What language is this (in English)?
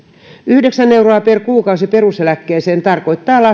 Finnish